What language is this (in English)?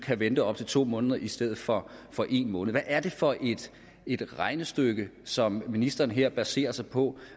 Danish